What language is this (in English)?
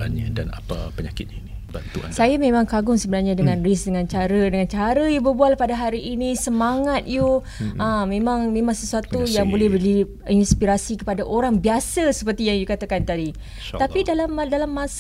Malay